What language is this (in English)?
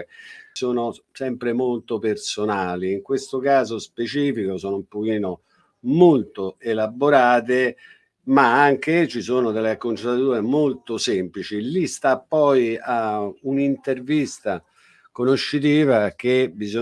Italian